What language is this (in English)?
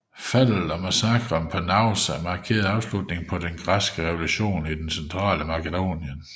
Danish